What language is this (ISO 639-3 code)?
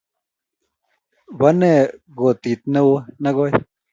kln